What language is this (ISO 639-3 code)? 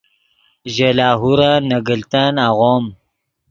ydg